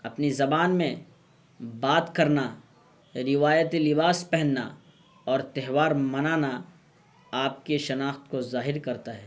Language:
Urdu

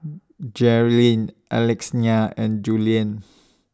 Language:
English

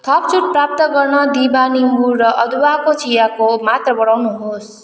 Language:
Nepali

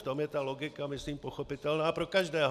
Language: Czech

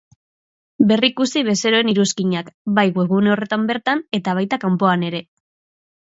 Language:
Basque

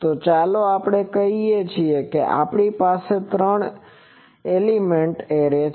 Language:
Gujarati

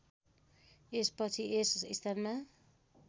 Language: Nepali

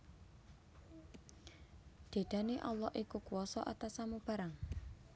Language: Javanese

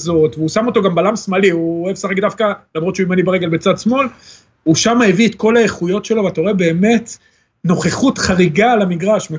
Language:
Hebrew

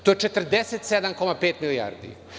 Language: Serbian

